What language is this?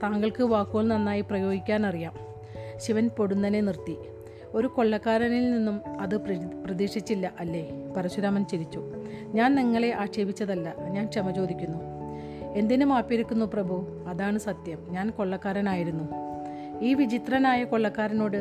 Malayalam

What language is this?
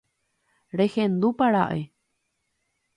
Guarani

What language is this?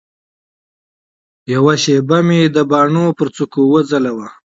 Pashto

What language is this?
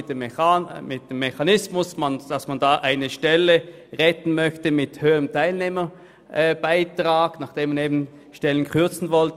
Swiss German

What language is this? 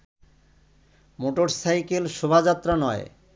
Bangla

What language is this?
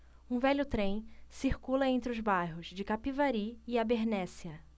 Portuguese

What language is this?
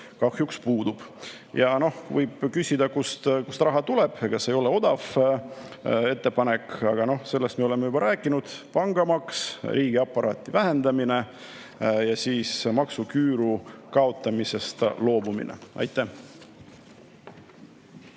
Estonian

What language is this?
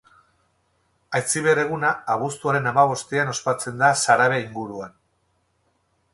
Basque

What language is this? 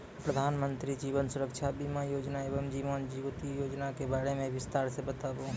Maithili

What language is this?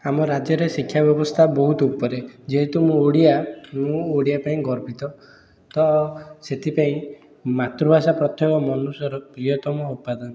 Odia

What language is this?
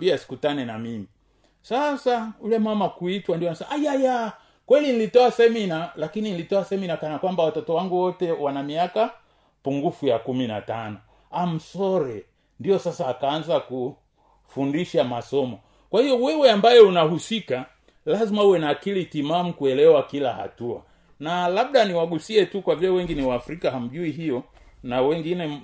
Swahili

